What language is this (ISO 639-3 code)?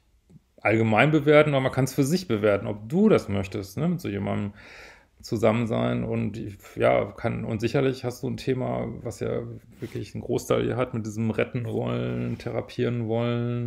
deu